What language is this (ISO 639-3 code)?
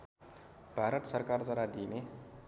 nep